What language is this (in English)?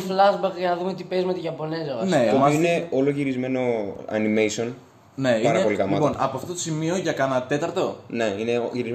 Greek